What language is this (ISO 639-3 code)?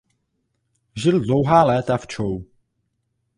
ces